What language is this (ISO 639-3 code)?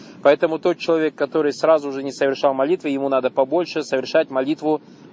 rus